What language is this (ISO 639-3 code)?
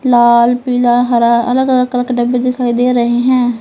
hin